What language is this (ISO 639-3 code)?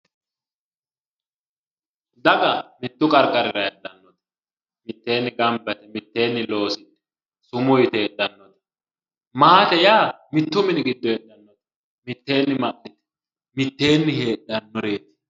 sid